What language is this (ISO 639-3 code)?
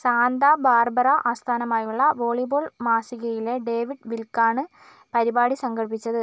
mal